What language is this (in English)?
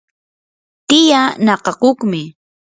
Yanahuanca Pasco Quechua